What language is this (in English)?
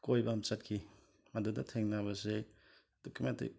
Manipuri